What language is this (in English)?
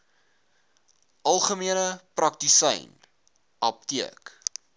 Afrikaans